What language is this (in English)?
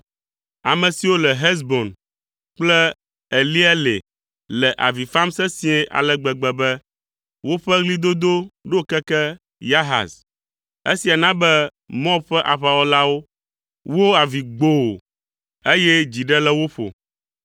Ewe